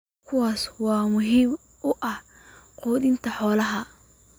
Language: Somali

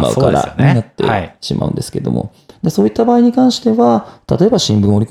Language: Japanese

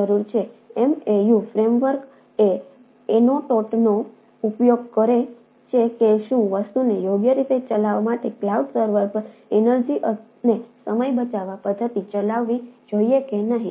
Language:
Gujarati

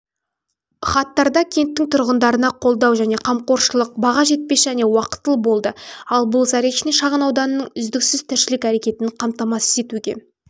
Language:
Kazakh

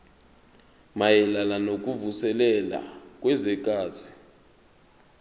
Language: Zulu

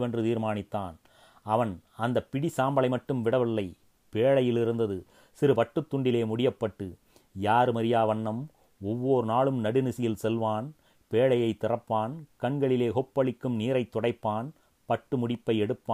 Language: Tamil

